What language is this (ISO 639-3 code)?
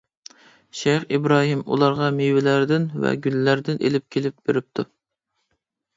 uig